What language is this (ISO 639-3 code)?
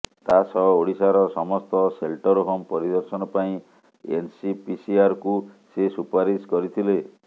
ori